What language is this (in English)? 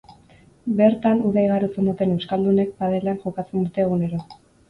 Basque